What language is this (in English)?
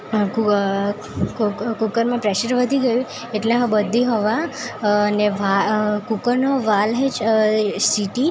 Gujarati